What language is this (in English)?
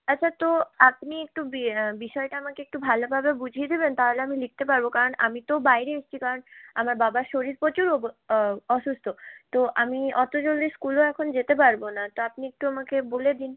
Bangla